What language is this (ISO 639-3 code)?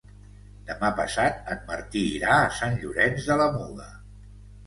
cat